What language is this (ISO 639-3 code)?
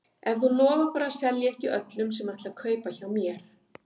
isl